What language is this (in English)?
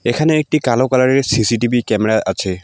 Bangla